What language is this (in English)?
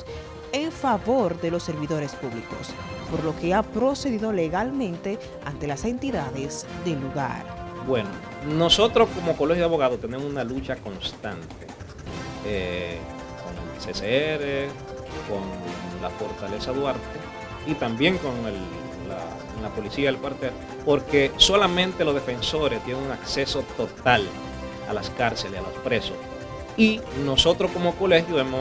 Spanish